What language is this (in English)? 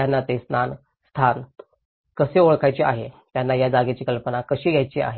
Marathi